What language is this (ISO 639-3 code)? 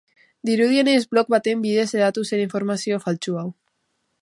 eus